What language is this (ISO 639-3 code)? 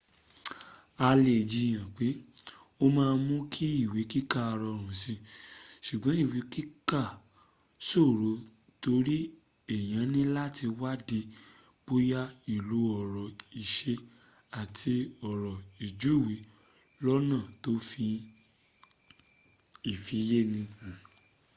yor